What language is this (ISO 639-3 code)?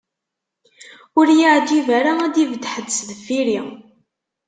kab